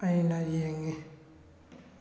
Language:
Manipuri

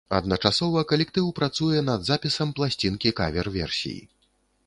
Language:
Belarusian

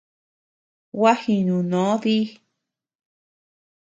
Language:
Tepeuxila Cuicatec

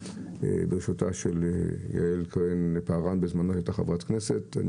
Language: Hebrew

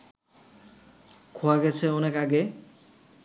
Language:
Bangla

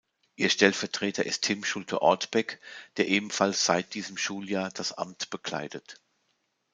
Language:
German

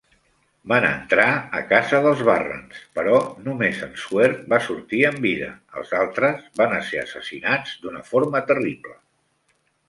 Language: Catalan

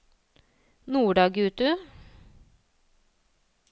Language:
Norwegian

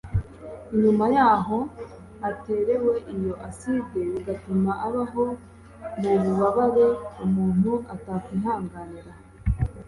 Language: Kinyarwanda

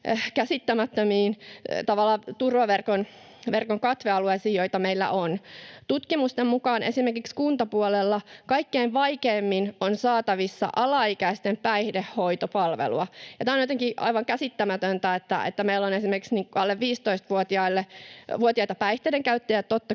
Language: Finnish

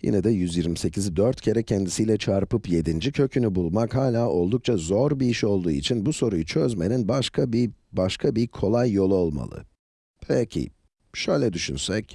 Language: Turkish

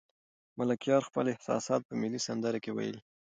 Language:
Pashto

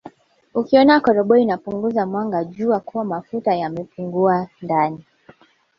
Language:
Swahili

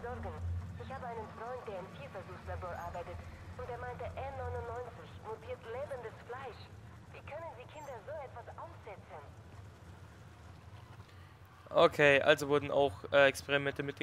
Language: German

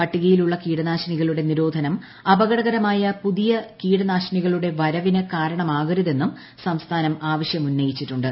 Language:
Malayalam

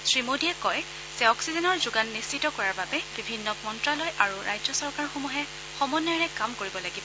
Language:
Assamese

